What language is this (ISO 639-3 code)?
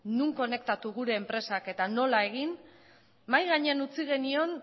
eus